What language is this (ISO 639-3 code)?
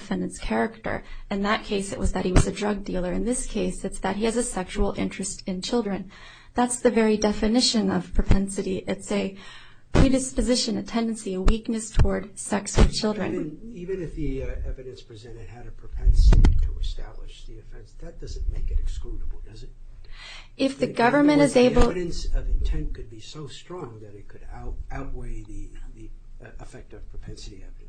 eng